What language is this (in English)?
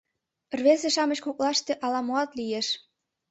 Mari